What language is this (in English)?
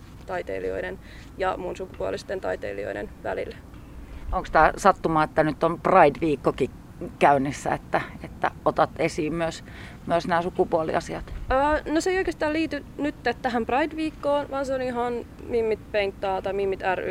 Finnish